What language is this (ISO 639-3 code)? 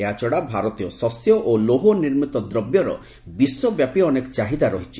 ori